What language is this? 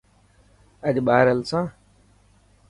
Dhatki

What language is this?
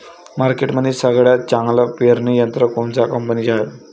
Marathi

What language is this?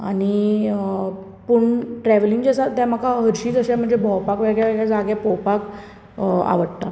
Konkani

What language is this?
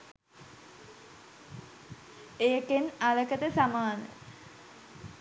Sinhala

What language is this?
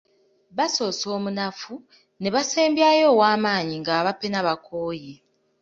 Ganda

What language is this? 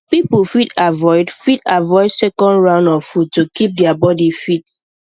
Nigerian Pidgin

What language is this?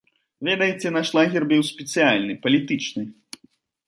Belarusian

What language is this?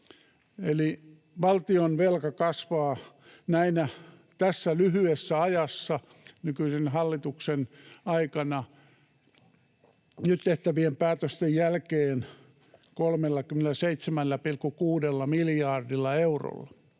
Finnish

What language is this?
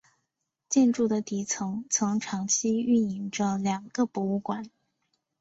Chinese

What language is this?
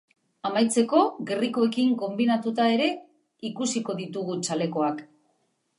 Basque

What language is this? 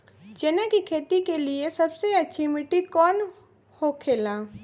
Bhojpuri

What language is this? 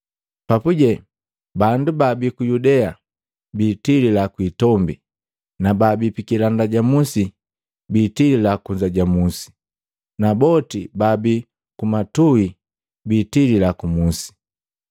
Matengo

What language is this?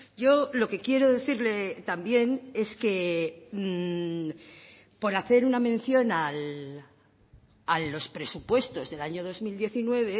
Spanish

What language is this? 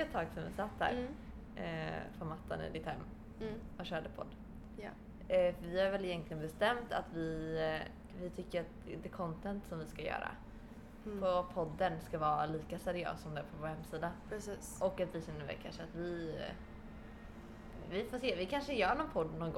Swedish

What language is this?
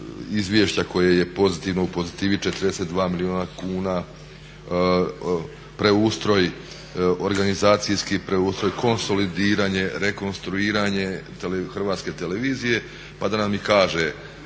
Croatian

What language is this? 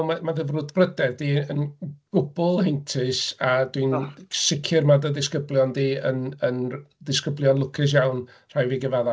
Welsh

